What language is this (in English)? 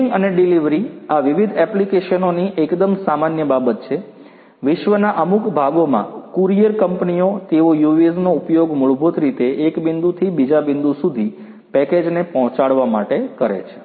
Gujarati